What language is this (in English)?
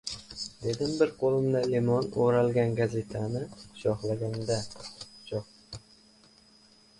Uzbek